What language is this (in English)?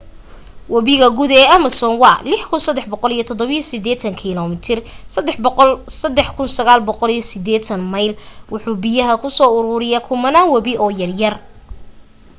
Somali